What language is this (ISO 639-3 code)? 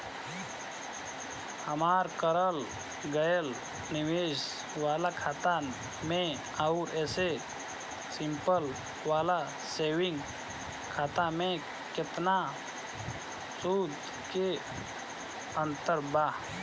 bho